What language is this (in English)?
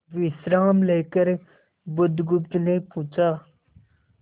Hindi